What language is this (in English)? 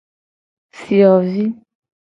Gen